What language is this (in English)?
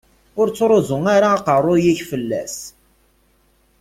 Kabyle